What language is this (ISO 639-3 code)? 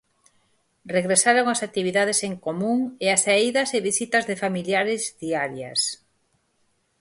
glg